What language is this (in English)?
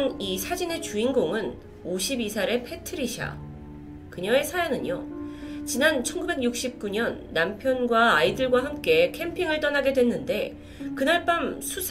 Korean